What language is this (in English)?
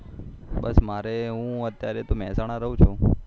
Gujarati